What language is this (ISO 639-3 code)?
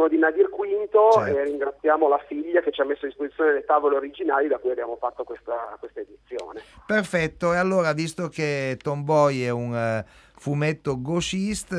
ita